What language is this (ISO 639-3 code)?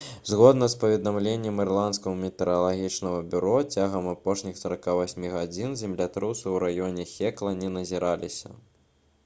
bel